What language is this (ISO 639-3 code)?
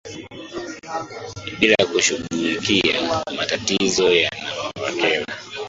swa